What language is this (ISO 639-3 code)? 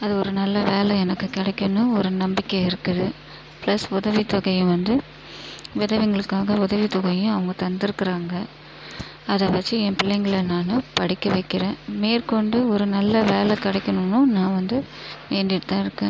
tam